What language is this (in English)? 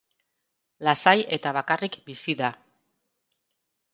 Basque